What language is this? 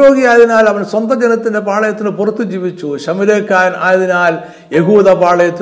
Malayalam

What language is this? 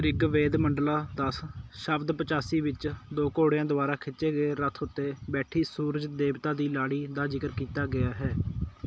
Punjabi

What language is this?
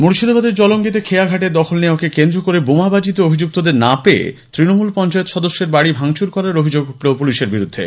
Bangla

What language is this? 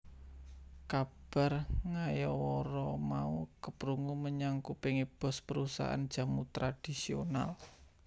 Javanese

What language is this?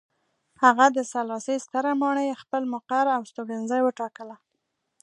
Pashto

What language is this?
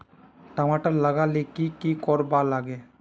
Magahi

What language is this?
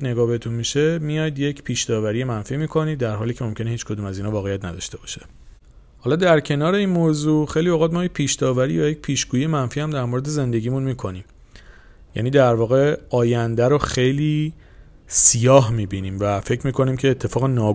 Persian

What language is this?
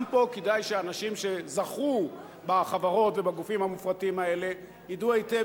Hebrew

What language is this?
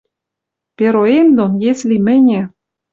Western Mari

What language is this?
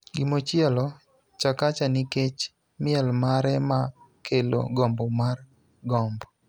Luo (Kenya and Tanzania)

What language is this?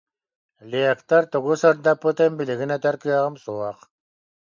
Yakut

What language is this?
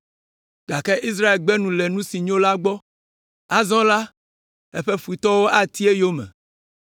Ewe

